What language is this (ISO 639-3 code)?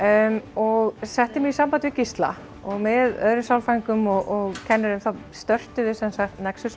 isl